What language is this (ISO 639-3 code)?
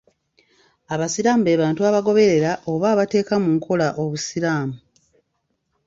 lug